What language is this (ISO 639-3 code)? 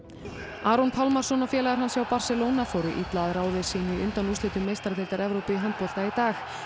isl